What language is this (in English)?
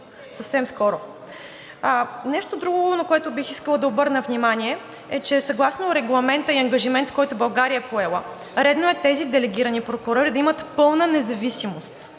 Bulgarian